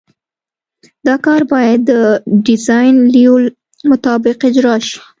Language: Pashto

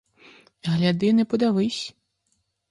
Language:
Ukrainian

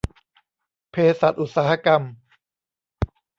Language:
Thai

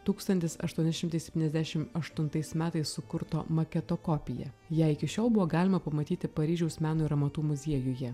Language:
Lithuanian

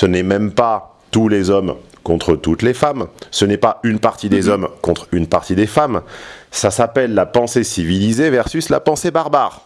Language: French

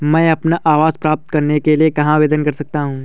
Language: Hindi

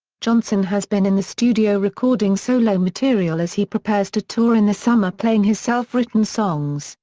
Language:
English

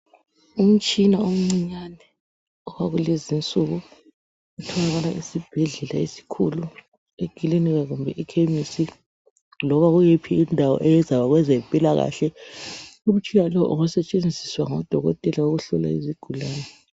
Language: North Ndebele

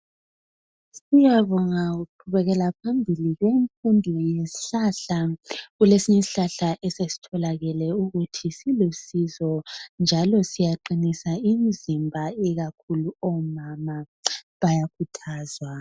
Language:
North Ndebele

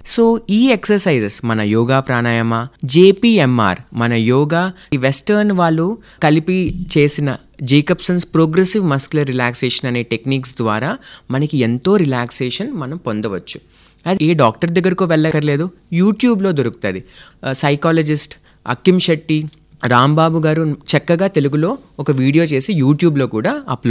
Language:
Telugu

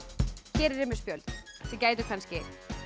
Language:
Icelandic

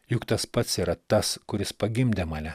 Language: Lithuanian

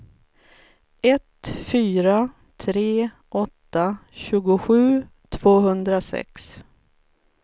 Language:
Swedish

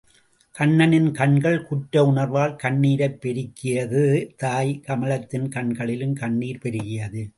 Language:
Tamil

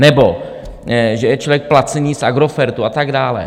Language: Czech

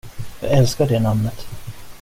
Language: Swedish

